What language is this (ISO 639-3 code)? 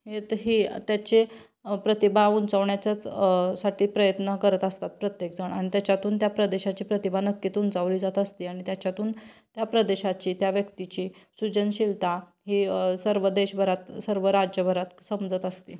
mar